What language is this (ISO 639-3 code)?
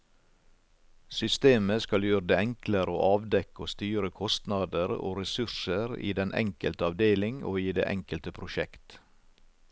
nor